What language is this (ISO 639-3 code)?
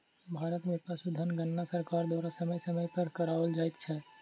mai